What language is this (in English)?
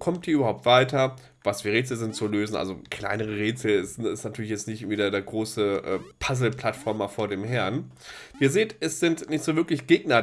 German